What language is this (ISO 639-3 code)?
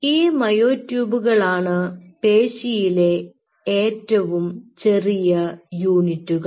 mal